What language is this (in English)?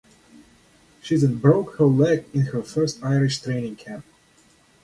English